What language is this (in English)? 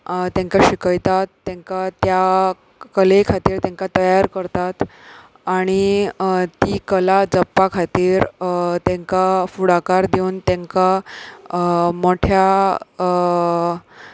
Konkani